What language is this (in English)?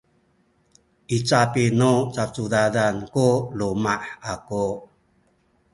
Sakizaya